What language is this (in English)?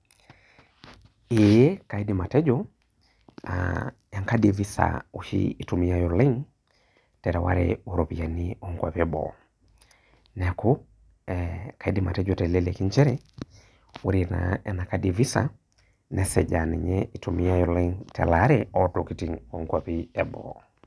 Masai